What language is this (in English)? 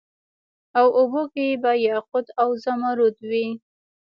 Pashto